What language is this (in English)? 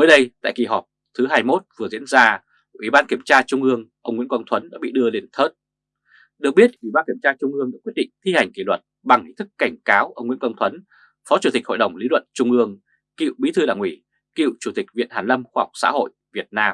Vietnamese